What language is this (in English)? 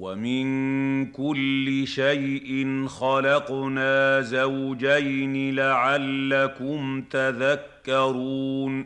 Arabic